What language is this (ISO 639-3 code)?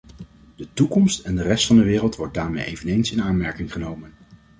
nld